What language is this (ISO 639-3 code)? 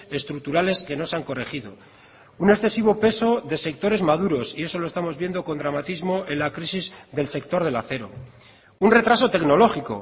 spa